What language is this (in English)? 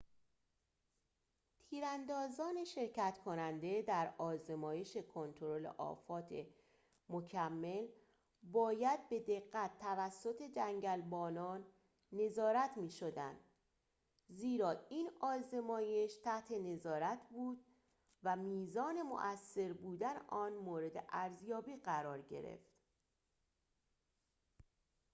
Persian